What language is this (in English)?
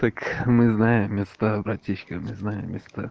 Russian